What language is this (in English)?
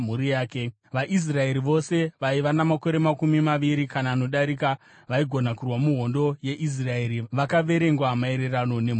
Shona